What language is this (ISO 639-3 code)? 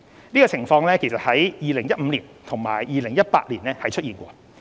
yue